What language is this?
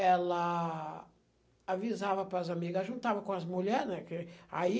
Portuguese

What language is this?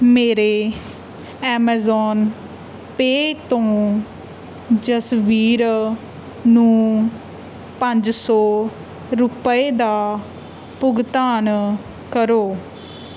Punjabi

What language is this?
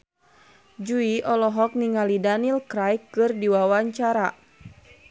Sundanese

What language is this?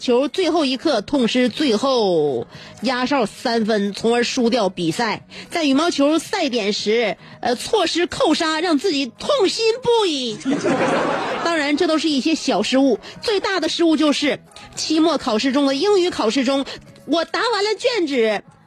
Chinese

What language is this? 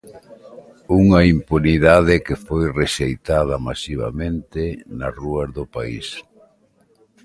Galician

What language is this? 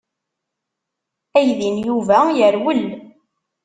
Kabyle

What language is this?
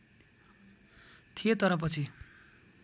Nepali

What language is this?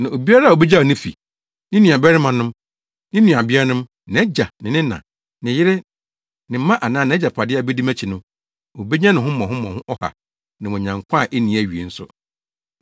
Akan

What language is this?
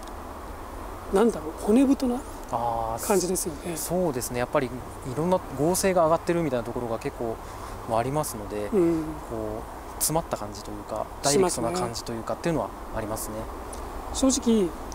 Japanese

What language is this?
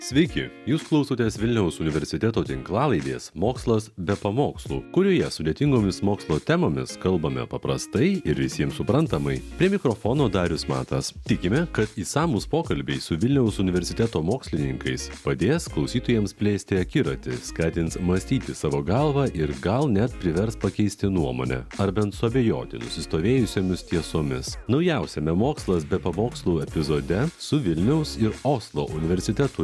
Lithuanian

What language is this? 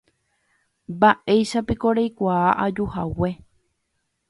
Guarani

